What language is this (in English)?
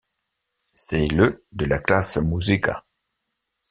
French